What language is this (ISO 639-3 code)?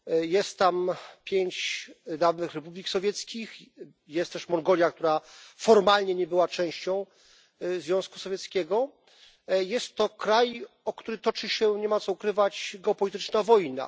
pol